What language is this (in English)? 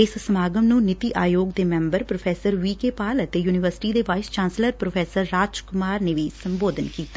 Punjabi